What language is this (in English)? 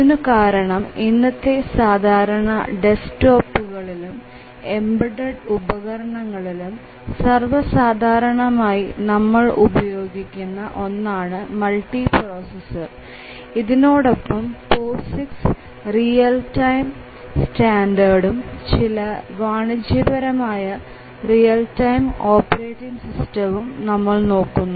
Malayalam